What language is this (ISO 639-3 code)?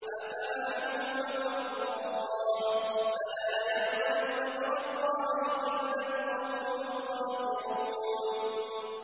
ara